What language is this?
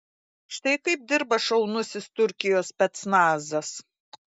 Lithuanian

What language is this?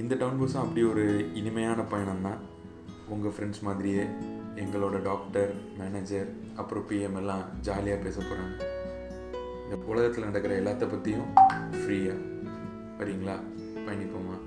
Tamil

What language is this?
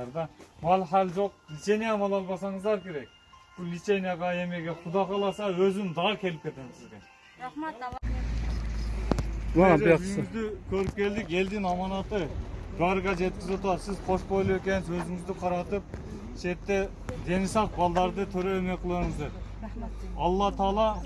Turkish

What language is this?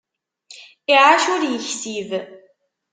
Kabyle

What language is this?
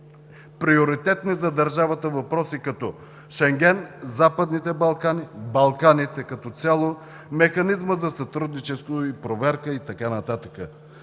Bulgarian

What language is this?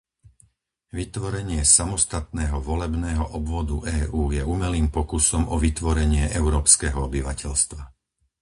Slovak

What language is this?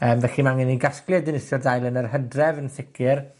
Welsh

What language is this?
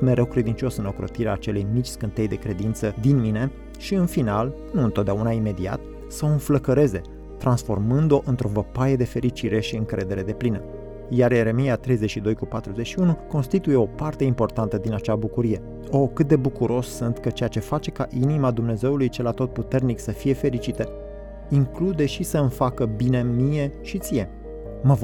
Romanian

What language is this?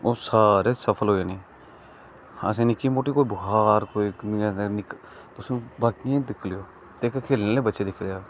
Dogri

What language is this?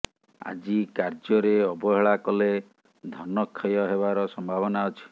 Odia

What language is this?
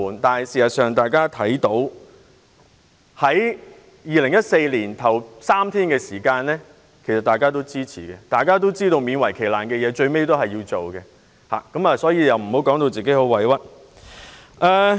Cantonese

